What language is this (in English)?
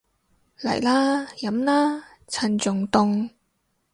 Cantonese